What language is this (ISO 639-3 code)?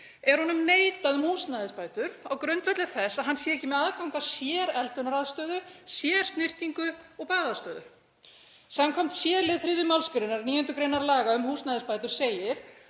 isl